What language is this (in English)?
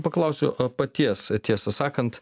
Lithuanian